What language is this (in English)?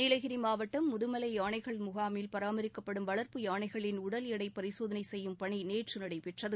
Tamil